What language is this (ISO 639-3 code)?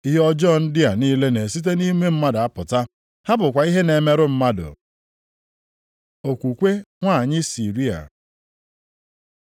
ibo